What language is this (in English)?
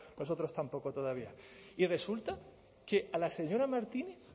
Spanish